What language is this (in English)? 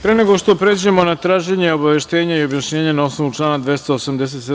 Serbian